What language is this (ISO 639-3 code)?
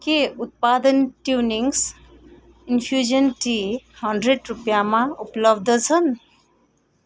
nep